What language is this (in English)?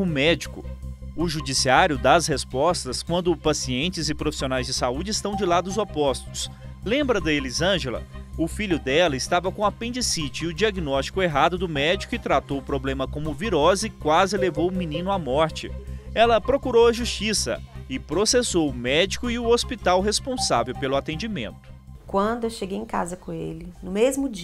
Portuguese